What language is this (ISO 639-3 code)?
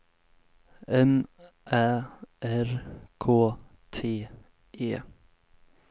swe